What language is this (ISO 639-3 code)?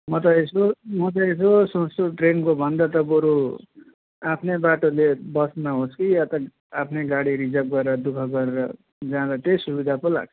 nep